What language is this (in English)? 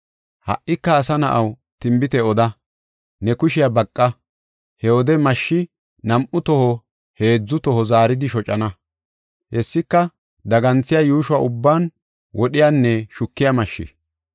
Gofa